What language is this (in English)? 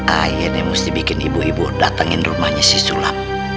Indonesian